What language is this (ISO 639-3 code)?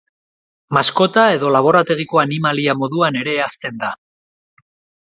eus